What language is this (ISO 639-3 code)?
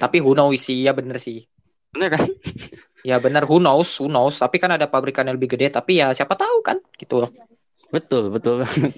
ind